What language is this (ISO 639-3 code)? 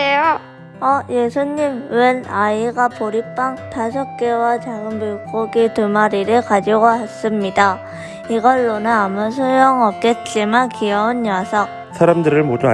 kor